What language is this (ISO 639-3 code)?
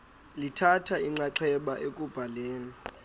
xho